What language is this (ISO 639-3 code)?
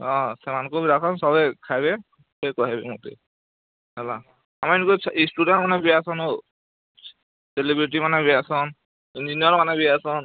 ori